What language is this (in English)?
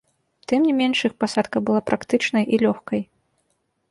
Belarusian